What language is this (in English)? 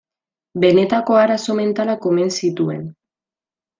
Basque